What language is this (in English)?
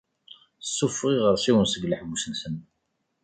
Kabyle